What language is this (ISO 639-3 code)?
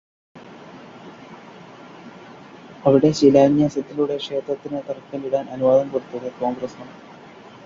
mal